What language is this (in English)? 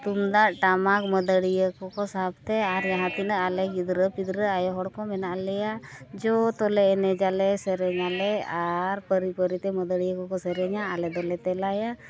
Santali